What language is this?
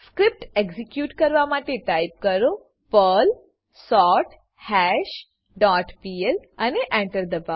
Gujarati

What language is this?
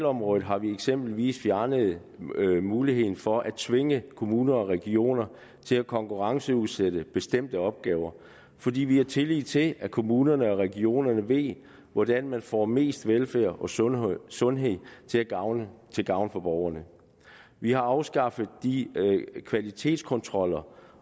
Danish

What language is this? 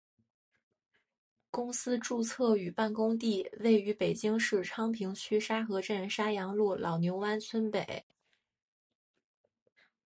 Chinese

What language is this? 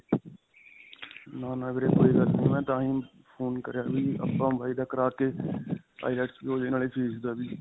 Punjabi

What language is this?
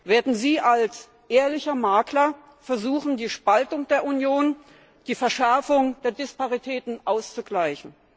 German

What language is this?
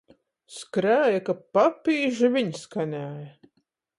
Latgalian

